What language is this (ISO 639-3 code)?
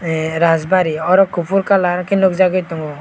trp